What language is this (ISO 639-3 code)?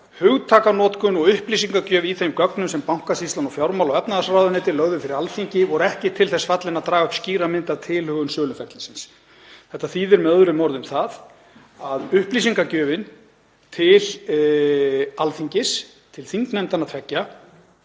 isl